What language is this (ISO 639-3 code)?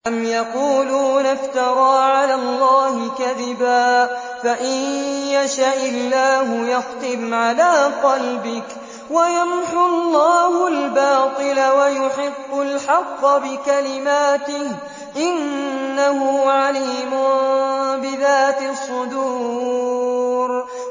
ara